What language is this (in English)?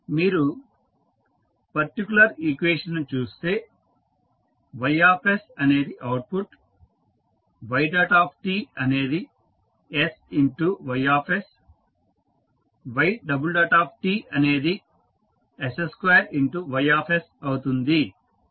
Telugu